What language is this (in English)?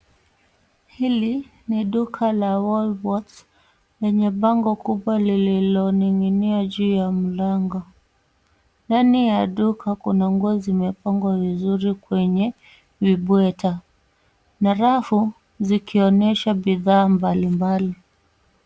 Swahili